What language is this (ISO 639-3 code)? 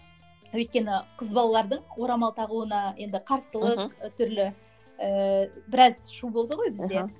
kaz